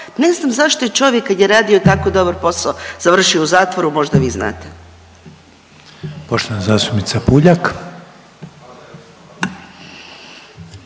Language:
Croatian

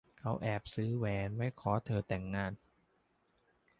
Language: Thai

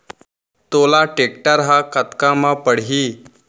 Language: Chhattisgarhi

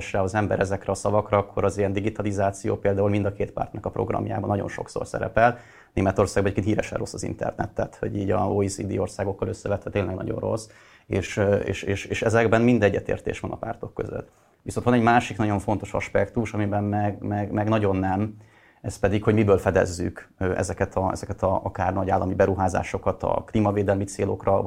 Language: Hungarian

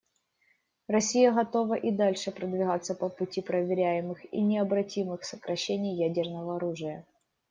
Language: Russian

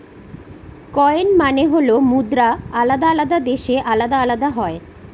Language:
Bangla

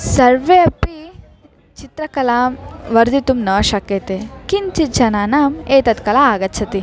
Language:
Sanskrit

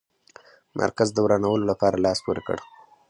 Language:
Pashto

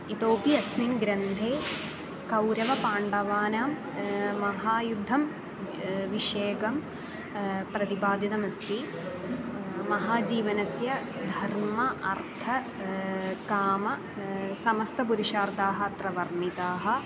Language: Sanskrit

